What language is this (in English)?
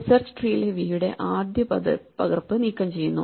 Malayalam